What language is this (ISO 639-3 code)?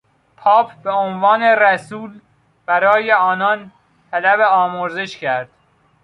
fas